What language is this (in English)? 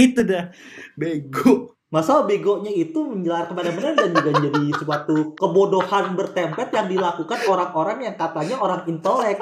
Indonesian